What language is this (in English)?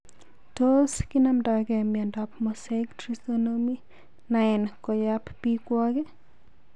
Kalenjin